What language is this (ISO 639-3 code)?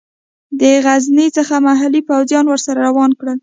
pus